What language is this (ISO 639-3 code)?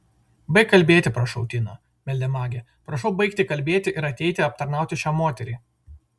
lit